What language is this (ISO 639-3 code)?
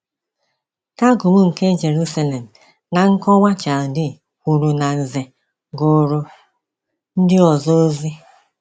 ibo